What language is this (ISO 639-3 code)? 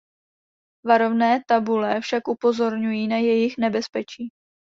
ces